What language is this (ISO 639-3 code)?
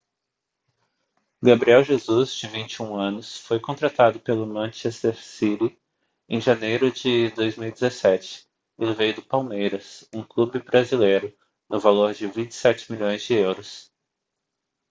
por